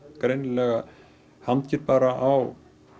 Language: Icelandic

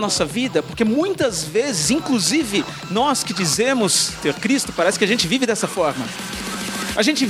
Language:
Portuguese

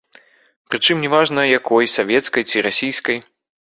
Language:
Belarusian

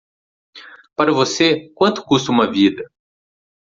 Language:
Portuguese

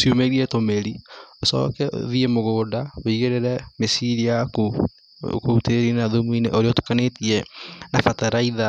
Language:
Kikuyu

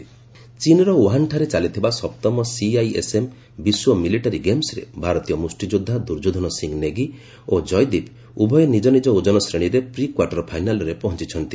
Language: Odia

